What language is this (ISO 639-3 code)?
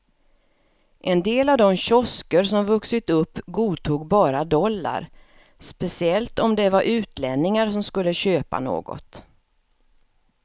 swe